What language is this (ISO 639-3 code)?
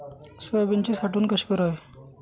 mar